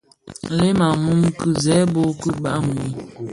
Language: Bafia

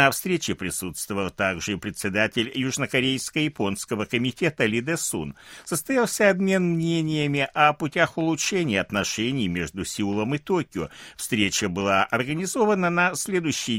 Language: Russian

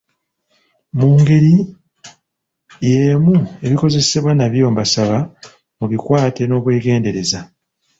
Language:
Ganda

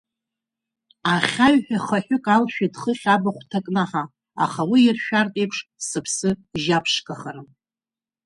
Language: Abkhazian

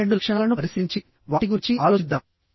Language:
Telugu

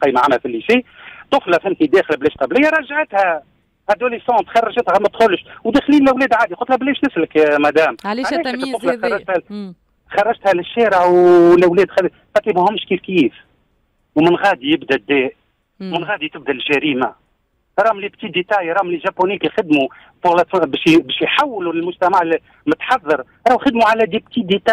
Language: Arabic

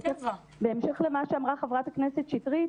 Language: Hebrew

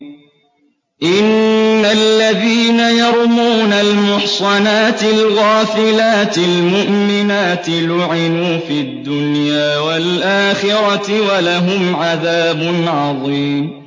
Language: Arabic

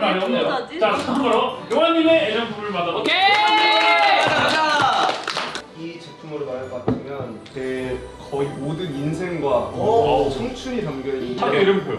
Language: Korean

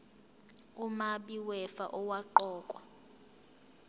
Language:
Zulu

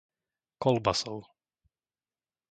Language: Slovak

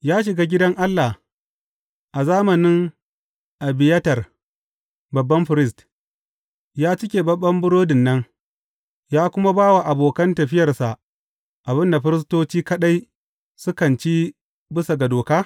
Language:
Hausa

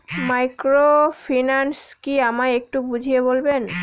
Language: Bangla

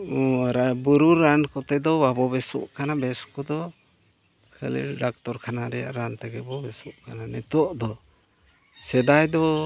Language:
Santali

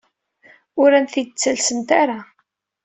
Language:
Kabyle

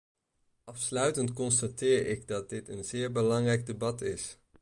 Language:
Dutch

